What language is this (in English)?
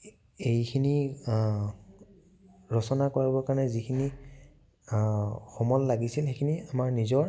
Assamese